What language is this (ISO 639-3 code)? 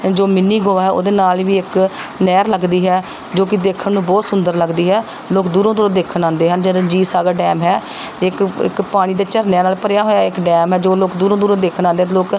pan